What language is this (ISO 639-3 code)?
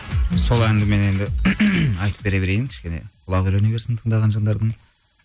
kaz